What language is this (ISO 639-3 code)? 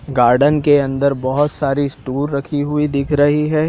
hin